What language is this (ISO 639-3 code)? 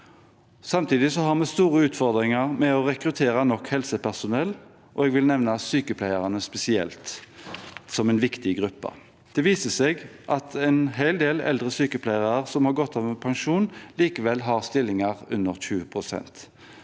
nor